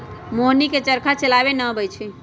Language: Magahi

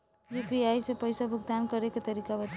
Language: Bhojpuri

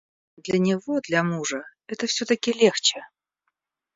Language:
Russian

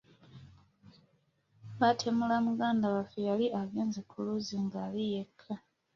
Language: Ganda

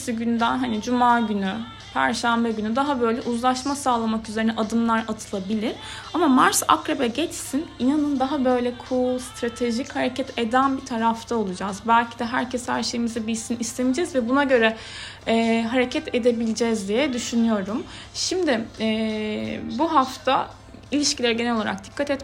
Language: Turkish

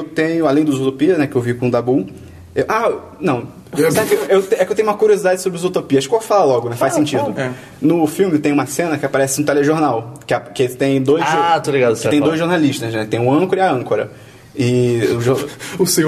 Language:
Portuguese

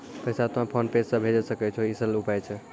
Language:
Maithili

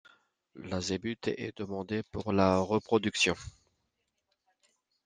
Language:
French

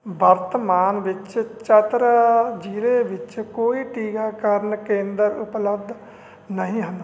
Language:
Punjabi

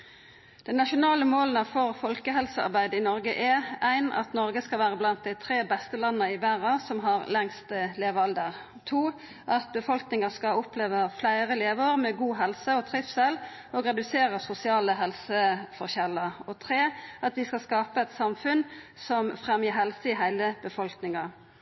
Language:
Norwegian Nynorsk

